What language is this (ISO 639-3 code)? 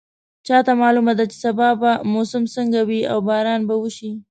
pus